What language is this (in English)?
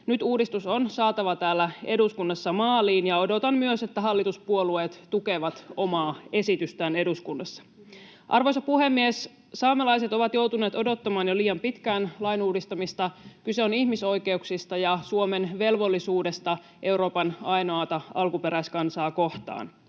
Finnish